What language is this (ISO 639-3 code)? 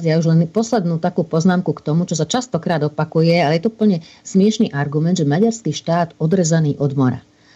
slk